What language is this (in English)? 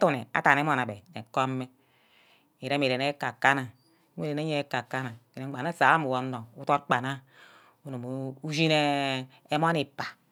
Ubaghara